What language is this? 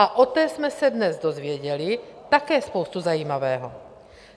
Czech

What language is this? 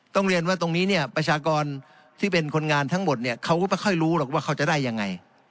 Thai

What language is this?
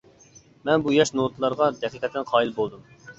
Uyghur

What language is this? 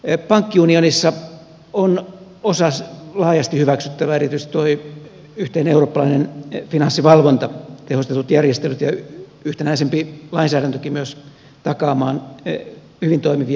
Finnish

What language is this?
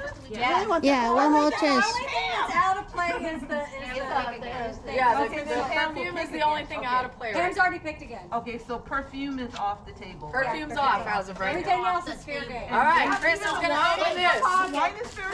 English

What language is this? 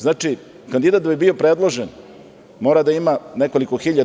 Serbian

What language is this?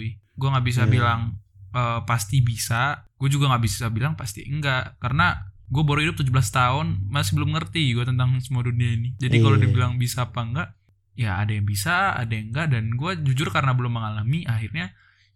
Indonesian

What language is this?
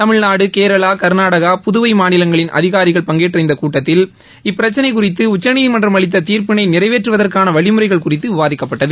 Tamil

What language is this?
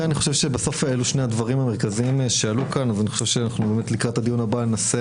Hebrew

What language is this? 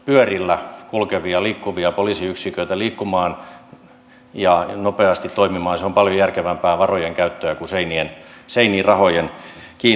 Finnish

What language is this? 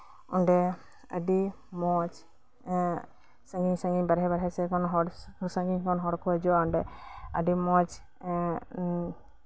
Santali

